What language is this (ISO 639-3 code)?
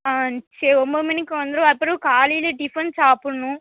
tam